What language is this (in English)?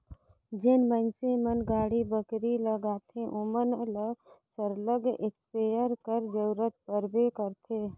Chhattisgarhi